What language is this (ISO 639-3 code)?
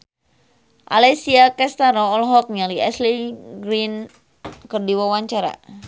sun